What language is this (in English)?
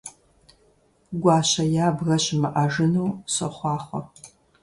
Kabardian